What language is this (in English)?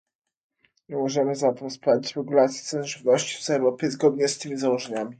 Polish